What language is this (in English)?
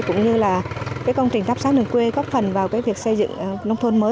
Vietnamese